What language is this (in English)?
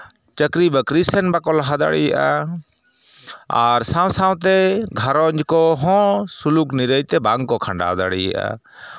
Santali